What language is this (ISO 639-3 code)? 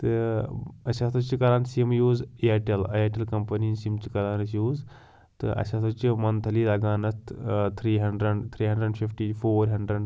kas